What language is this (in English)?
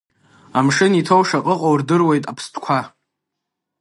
Abkhazian